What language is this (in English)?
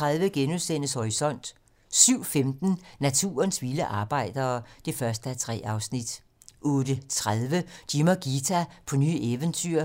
Danish